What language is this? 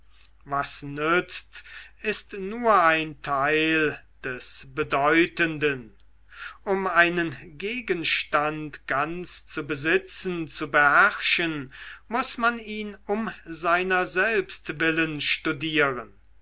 German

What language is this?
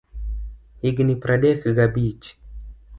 Luo (Kenya and Tanzania)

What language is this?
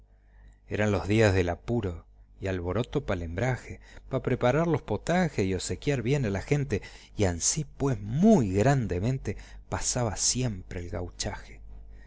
Spanish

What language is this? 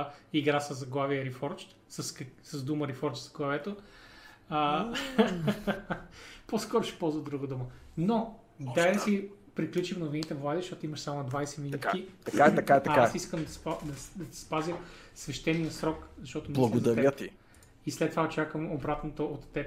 Bulgarian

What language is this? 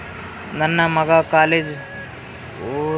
Kannada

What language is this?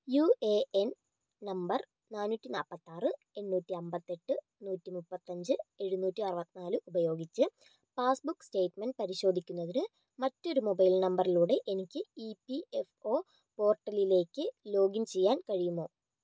Malayalam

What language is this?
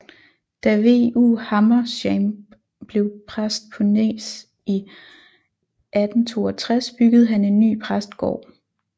Danish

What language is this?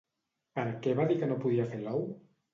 Catalan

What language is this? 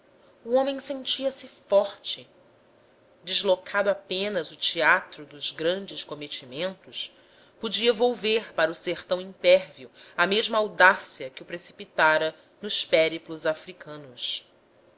Portuguese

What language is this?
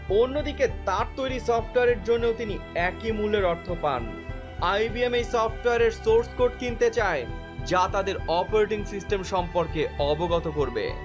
Bangla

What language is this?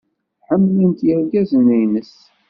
Kabyle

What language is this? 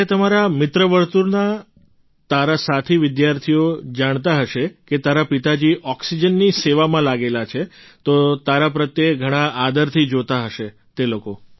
Gujarati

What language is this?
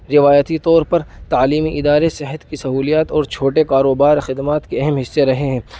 Urdu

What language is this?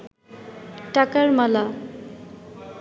Bangla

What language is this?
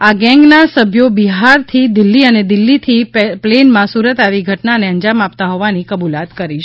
Gujarati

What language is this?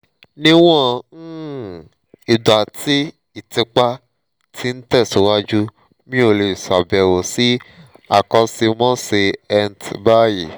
Yoruba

